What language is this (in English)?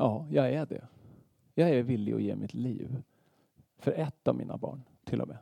Swedish